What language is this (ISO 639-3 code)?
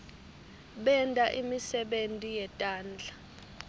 ssw